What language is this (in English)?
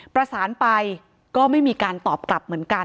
Thai